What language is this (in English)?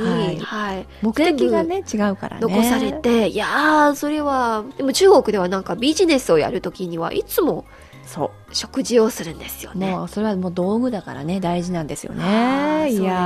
Japanese